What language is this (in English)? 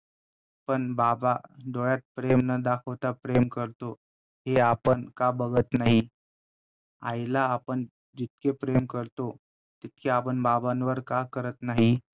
Marathi